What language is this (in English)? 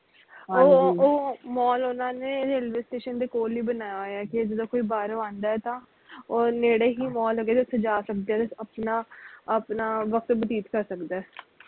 Punjabi